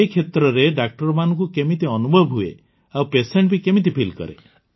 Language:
Odia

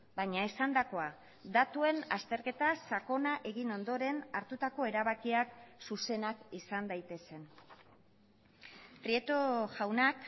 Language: Basque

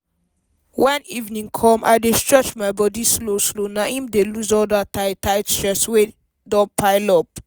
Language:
Nigerian Pidgin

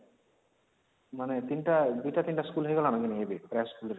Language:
Odia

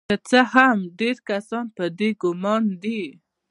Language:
Pashto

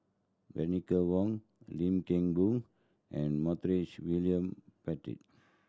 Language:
English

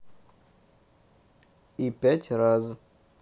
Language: Russian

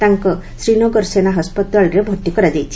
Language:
Odia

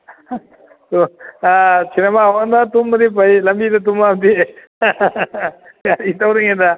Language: Manipuri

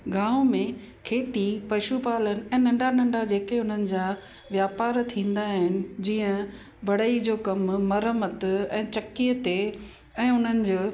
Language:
Sindhi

